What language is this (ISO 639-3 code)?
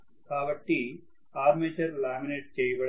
tel